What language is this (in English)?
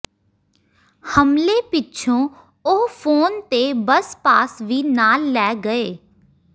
Punjabi